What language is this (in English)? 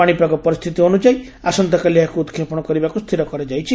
Odia